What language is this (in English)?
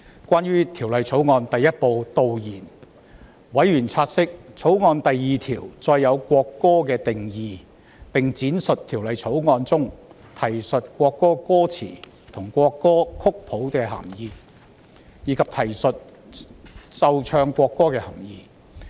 Cantonese